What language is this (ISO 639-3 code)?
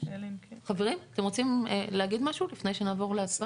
heb